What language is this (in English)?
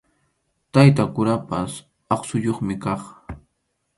Arequipa-La Unión Quechua